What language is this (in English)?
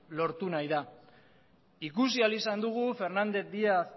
Basque